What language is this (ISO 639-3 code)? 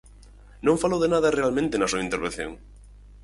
glg